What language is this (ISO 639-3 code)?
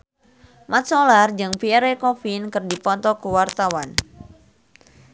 sun